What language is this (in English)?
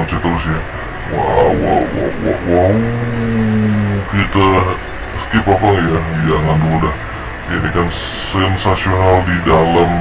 Indonesian